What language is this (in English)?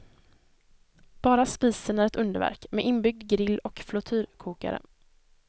Swedish